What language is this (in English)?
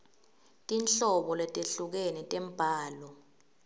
Swati